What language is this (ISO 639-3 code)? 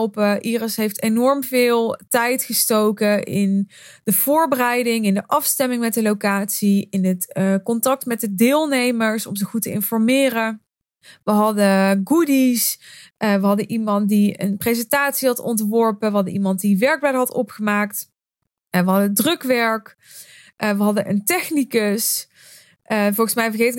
nld